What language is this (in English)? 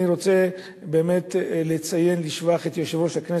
Hebrew